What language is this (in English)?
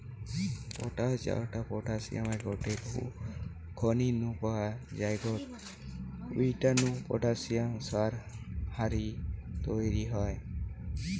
Bangla